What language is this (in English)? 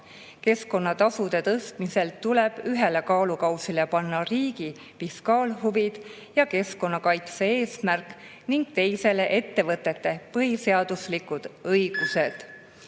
Estonian